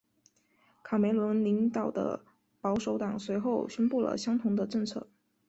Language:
Chinese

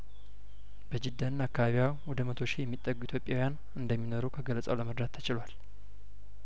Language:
Amharic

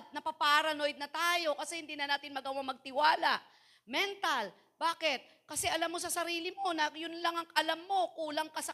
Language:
Filipino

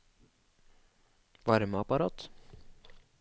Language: Norwegian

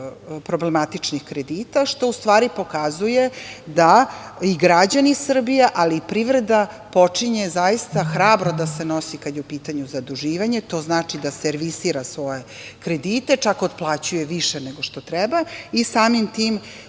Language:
Serbian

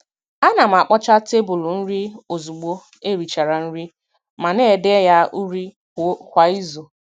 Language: Igbo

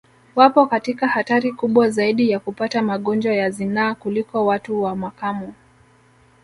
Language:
Swahili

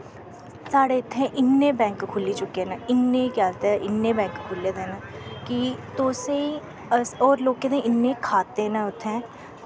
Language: Dogri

